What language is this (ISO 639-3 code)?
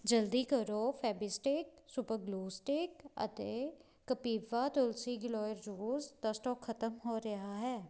pan